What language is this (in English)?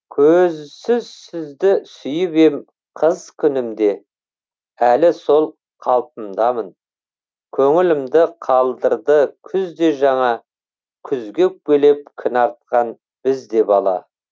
Kazakh